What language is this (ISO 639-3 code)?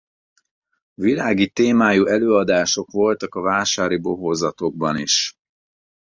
hun